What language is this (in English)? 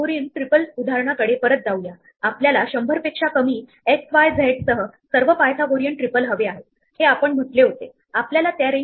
Marathi